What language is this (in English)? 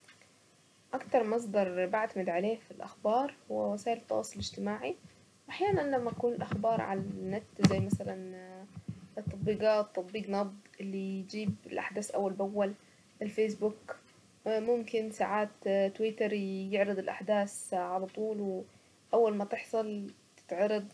Saidi Arabic